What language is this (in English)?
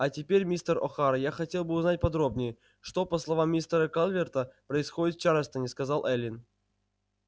Russian